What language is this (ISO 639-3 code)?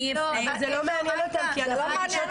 heb